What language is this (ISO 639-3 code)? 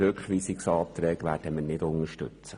gsw